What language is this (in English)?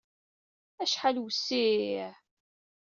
Kabyle